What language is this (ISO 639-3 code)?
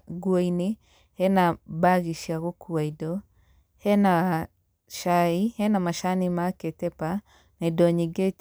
kik